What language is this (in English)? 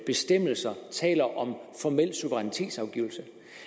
Danish